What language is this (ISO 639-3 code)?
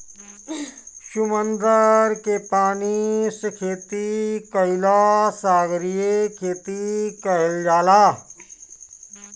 bho